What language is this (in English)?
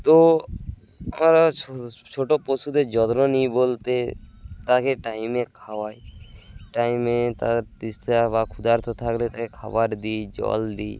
Bangla